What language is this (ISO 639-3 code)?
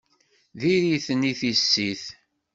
kab